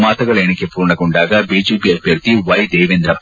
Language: Kannada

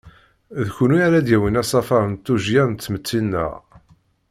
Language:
Kabyle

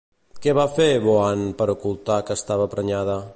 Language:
Catalan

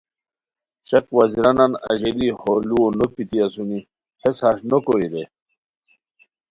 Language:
Khowar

